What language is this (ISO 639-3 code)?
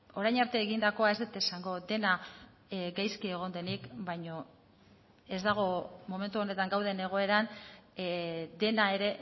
eus